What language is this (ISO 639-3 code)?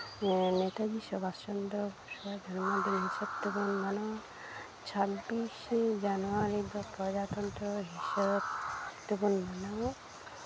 sat